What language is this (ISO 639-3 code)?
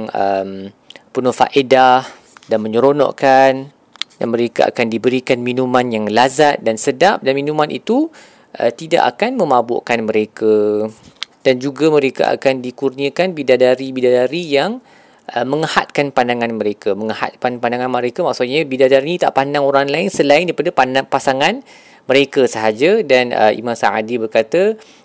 msa